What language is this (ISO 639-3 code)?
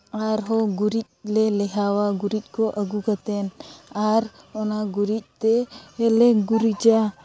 sat